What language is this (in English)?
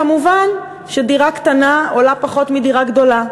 Hebrew